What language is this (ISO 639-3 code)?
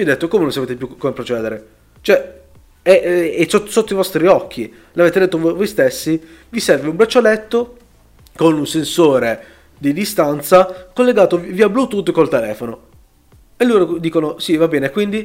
ita